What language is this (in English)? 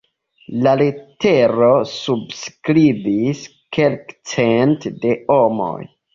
Esperanto